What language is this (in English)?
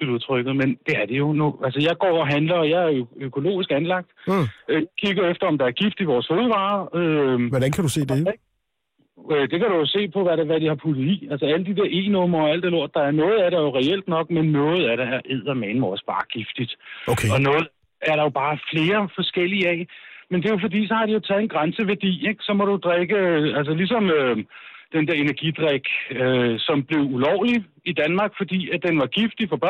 Danish